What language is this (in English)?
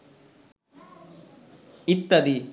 Bangla